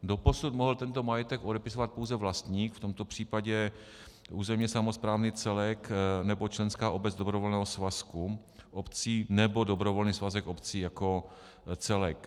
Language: Czech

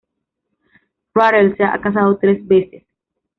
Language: Spanish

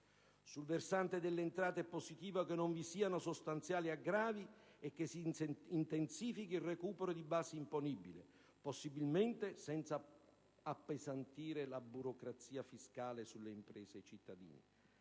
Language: Italian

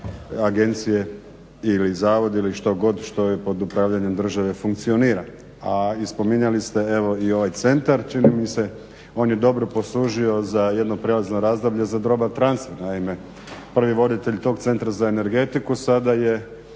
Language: Croatian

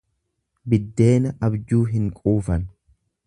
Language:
Oromo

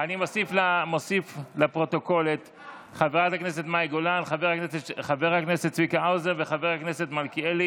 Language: Hebrew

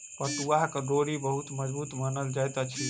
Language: Maithili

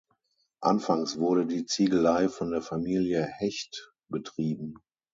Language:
German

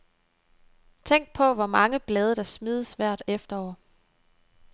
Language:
Danish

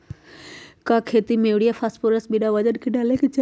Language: Magahi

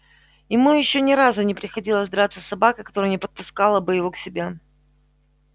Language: Russian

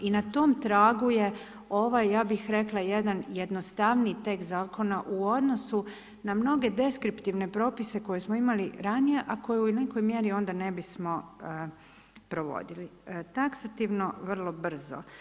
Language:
Croatian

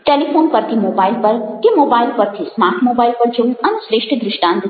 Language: Gujarati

